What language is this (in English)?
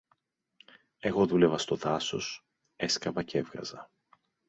Greek